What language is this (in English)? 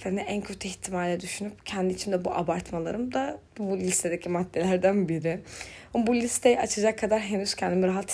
Turkish